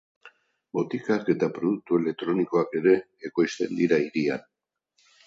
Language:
Basque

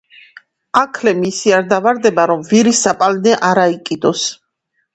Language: Georgian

